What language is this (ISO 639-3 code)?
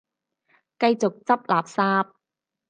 yue